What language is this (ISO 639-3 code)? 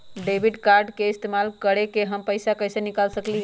mag